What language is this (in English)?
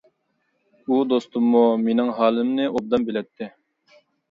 Uyghur